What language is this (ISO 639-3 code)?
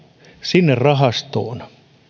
fin